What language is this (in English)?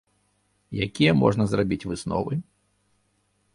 Belarusian